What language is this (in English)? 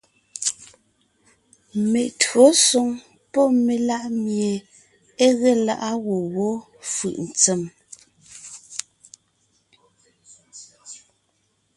Ngiemboon